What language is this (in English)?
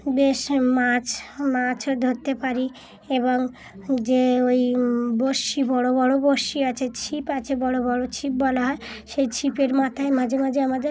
Bangla